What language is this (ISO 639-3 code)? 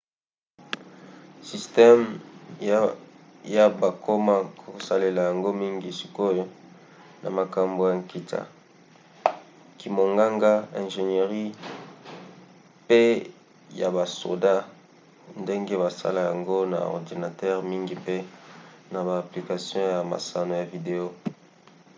lin